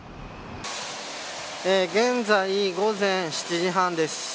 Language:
Japanese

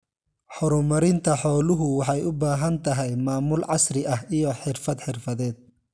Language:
Somali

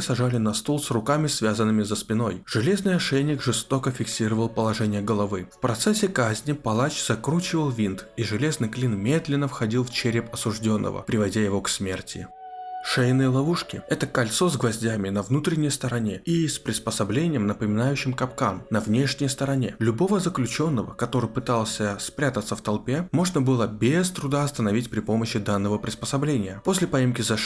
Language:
Russian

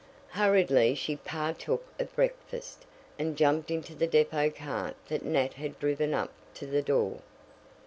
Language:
English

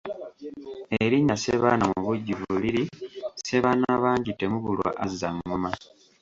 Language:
Ganda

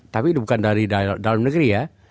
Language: Indonesian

